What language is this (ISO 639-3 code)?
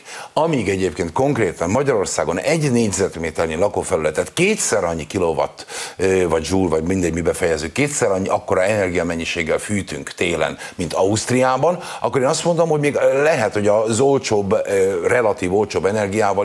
hun